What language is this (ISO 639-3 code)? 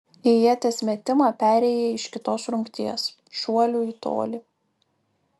lit